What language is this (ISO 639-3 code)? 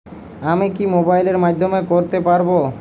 ben